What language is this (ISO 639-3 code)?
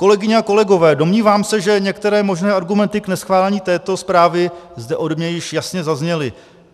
ces